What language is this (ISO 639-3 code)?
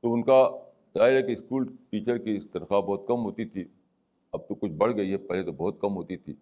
urd